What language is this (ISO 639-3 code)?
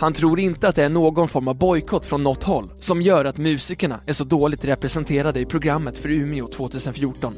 swe